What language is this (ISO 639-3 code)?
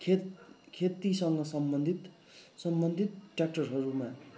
nep